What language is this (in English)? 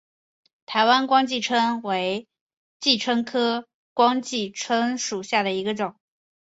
Chinese